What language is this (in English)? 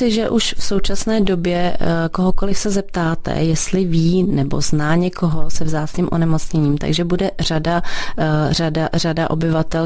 Czech